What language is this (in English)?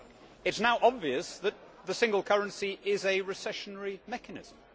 English